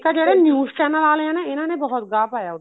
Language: Punjabi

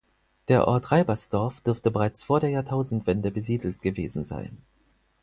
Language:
German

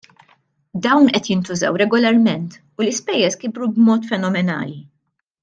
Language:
Maltese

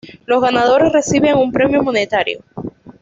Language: Spanish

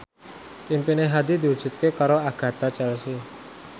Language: Javanese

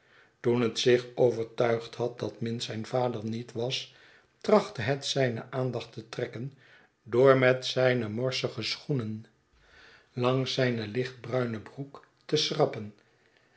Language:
Dutch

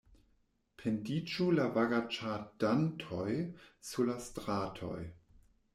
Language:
Esperanto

